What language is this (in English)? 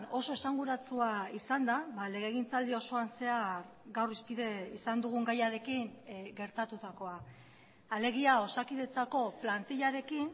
Basque